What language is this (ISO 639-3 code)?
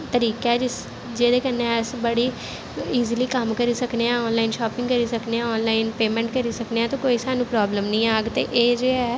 doi